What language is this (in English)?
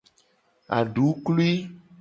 Gen